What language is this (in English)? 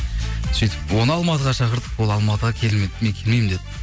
Kazakh